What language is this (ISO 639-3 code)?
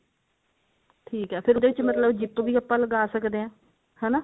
pan